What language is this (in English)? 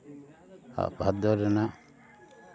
Santali